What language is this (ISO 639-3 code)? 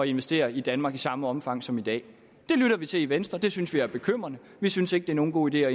dan